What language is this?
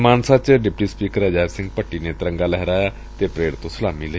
Punjabi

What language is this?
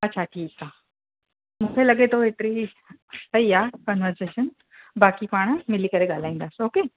Sindhi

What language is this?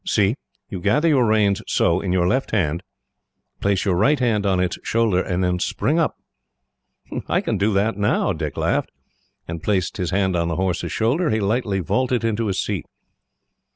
English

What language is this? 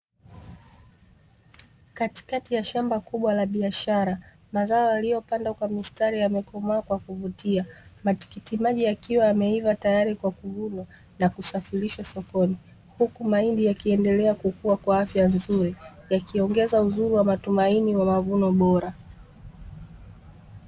Swahili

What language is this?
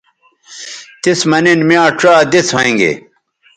Bateri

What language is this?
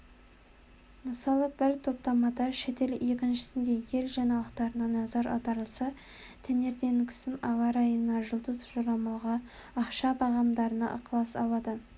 Kazakh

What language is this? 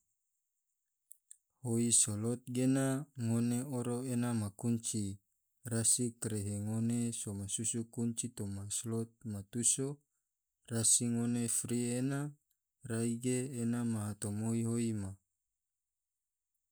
Tidore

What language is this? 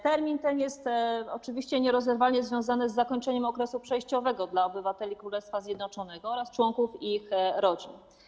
Polish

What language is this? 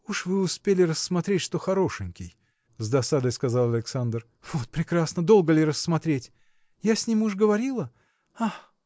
Russian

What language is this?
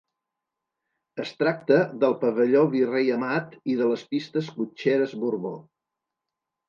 Catalan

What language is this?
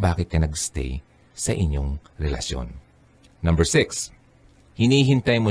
Filipino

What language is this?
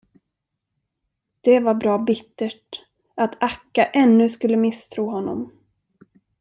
Swedish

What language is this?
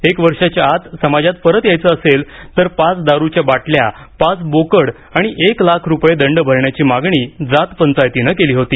Marathi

